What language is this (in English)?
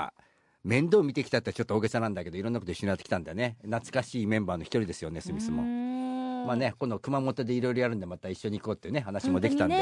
Japanese